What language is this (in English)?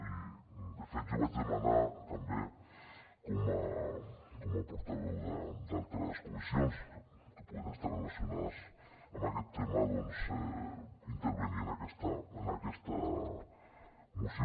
Catalan